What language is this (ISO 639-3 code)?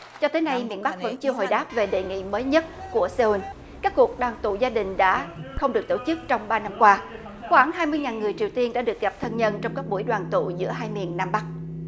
vie